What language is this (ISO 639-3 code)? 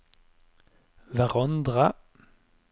nor